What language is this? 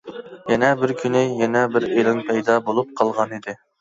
Uyghur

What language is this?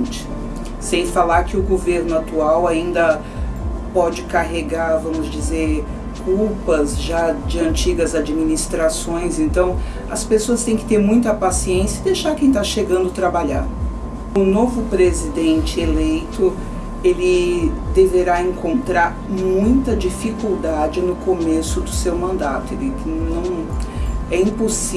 Portuguese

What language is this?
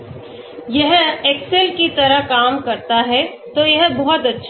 Hindi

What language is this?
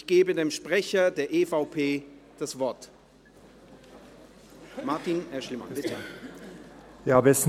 Swiss German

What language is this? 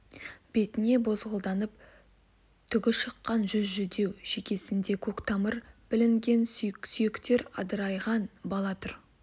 Kazakh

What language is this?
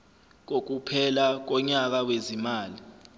Zulu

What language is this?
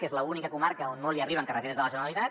Catalan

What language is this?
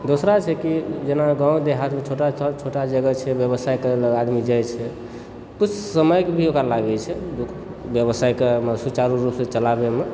Maithili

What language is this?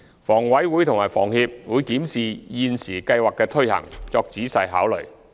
Cantonese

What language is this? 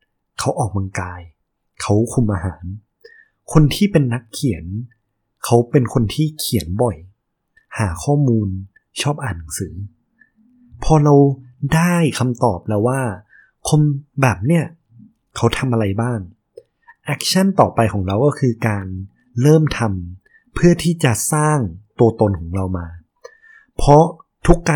Thai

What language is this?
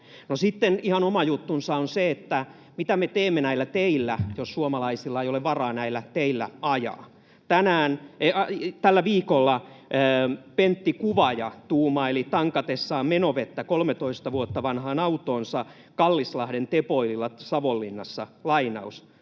Finnish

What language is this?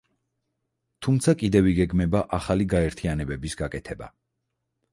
Georgian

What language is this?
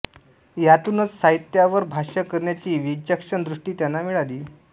Marathi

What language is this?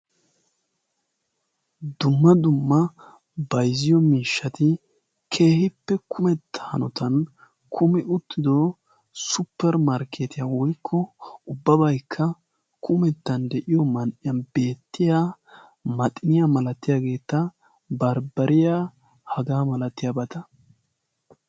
Wolaytta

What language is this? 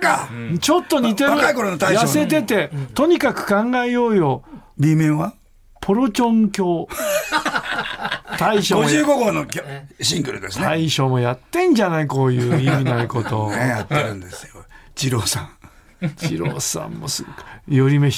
Japanese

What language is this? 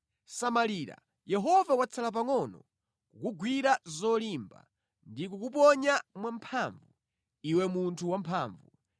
Nyanja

